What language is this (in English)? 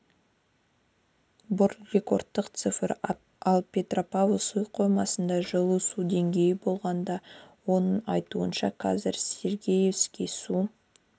Kazakh